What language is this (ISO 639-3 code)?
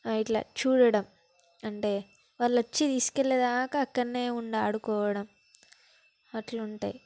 tel